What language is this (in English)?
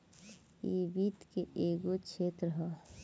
Bhojpuri